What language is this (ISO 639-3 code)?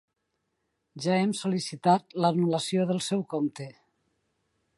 cat